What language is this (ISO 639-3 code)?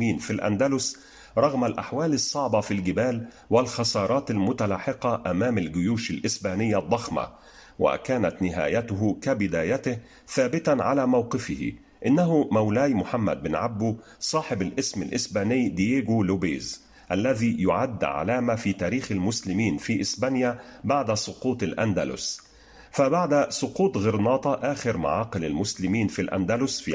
ara